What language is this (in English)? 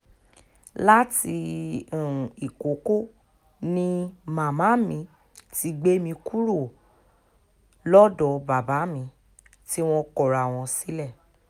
Yoruba